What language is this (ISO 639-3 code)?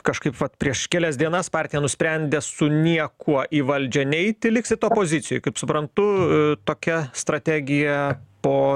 lit